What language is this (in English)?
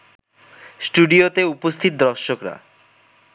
Bangla